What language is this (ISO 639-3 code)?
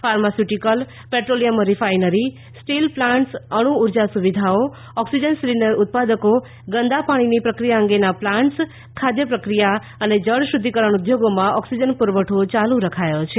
guj